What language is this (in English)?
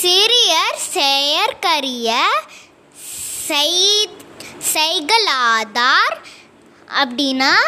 Tamil